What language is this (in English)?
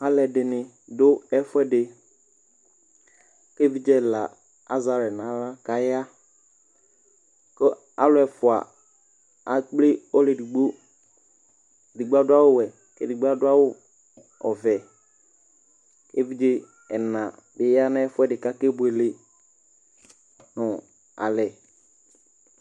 Ikposo